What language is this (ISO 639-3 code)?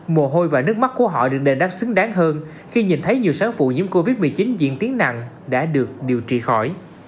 vie